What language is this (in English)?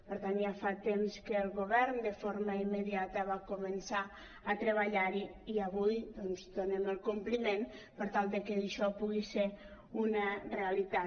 Catalan